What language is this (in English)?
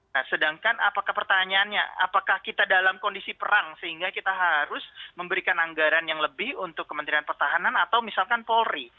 Indonesian